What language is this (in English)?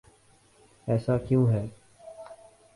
Urdu